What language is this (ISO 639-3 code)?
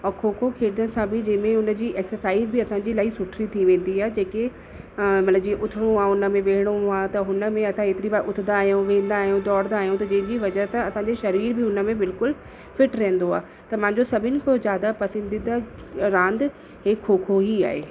snd